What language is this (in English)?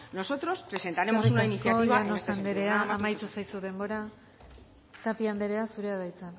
Basque